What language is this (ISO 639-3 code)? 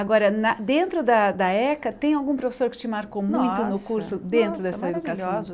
por